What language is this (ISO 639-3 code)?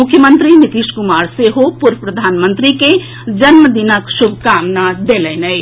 mai